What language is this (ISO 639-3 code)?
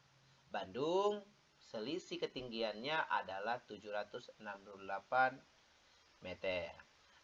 ind